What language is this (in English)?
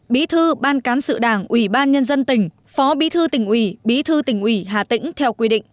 Vietnamese